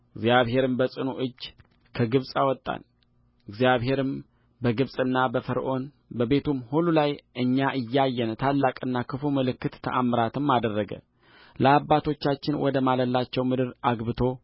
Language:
Amharic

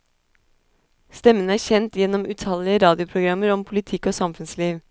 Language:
Norwegian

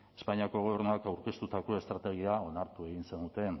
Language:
Basque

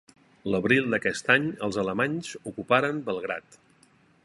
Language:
Catalan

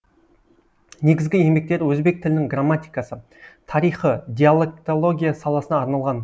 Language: Kazakh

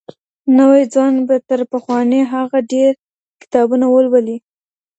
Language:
Pashto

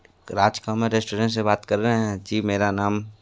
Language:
Hindi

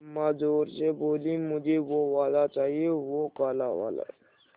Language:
Hindi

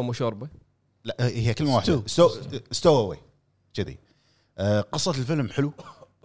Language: Arabic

